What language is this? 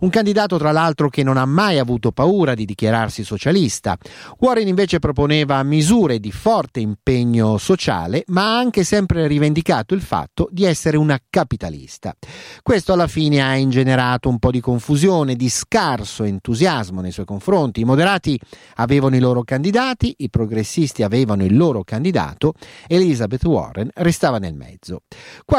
Italian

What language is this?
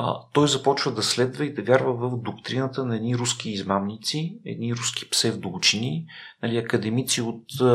Bulgarian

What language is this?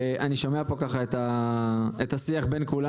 Hebrew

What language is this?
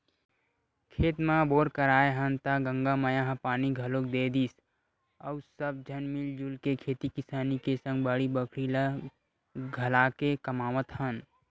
Chhattisgarhi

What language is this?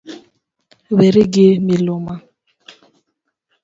Luo (Kenya and Tanzania)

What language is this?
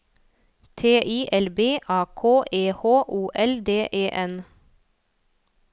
Norwegian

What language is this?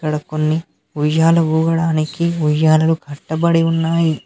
Telugu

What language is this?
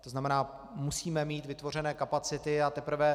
Czech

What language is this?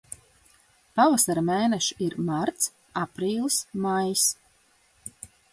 Latvian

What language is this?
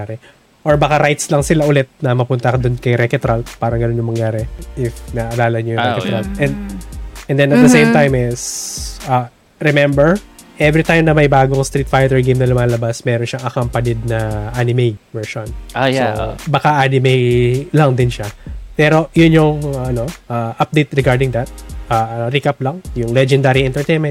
Filipino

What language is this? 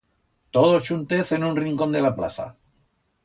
Aragonese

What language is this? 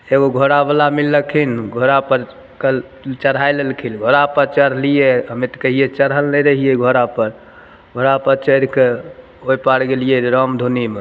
Maithili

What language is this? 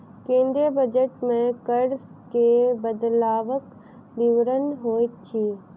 Maithili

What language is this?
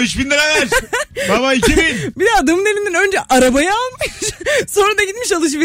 Turkish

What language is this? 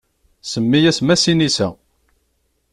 Kabyle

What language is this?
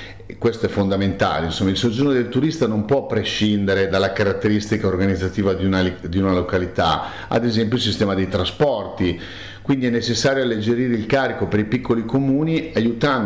Italian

